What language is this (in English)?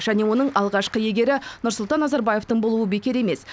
Kazakh